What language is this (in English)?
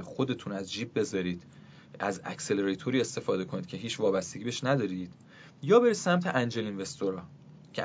Persian